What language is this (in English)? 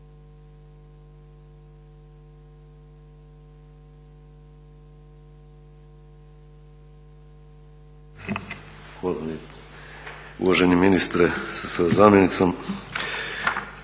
Croatian